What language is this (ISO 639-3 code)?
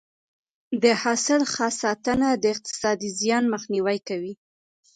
pus